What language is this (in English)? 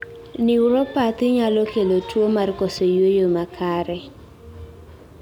Luo (Kenya and Tanzania)